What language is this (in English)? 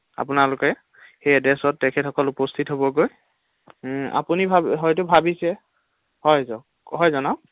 Assamese